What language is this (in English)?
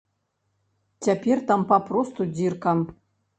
Belarusian